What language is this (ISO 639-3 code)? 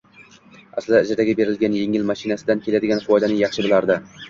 uzb